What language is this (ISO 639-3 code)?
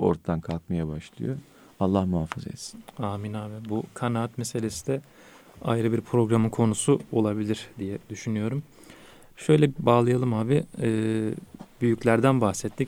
tur